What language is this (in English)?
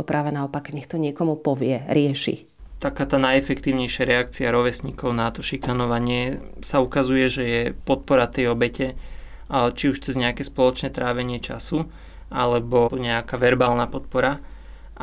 Slovak